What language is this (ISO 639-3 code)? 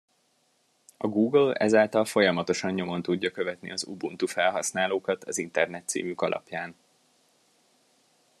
hun